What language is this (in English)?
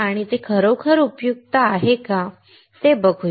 Marathi